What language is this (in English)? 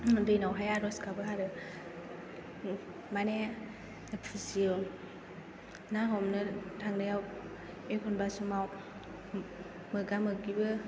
Bodo